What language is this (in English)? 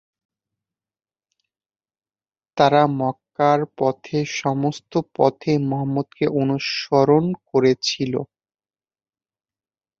Bangla